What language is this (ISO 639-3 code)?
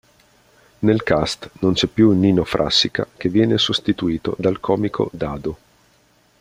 ita